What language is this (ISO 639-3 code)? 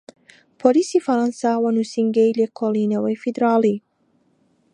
ckb